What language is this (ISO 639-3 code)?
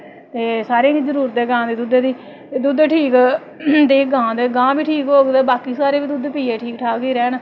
doi